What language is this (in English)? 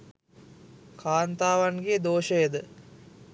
Sinhala